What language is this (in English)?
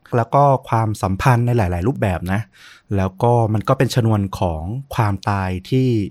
Thai